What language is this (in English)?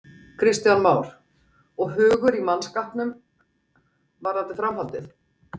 Icelandic